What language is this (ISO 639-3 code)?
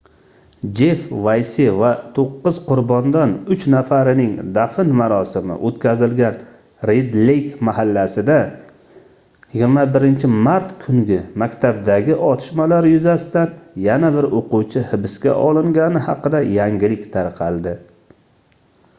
uzb